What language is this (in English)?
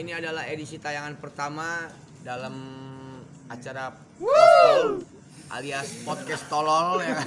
Indonesian